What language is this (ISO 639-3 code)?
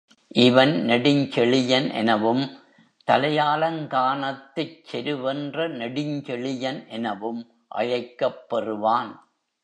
tam